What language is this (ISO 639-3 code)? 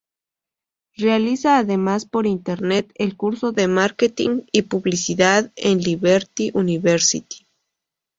spa